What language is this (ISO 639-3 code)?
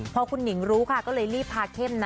tha